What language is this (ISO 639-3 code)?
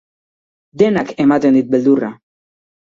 eus